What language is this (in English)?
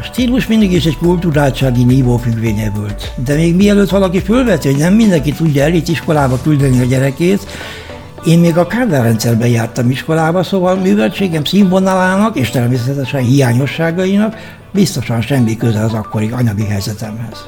Hungarian